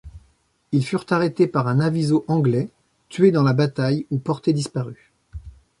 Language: French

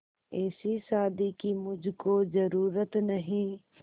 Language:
Hindi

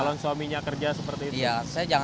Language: Indonesian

